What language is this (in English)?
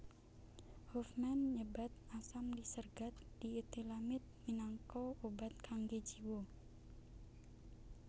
Javanese